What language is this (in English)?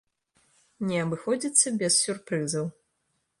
Belarusian